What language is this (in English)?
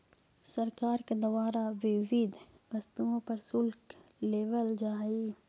Magahi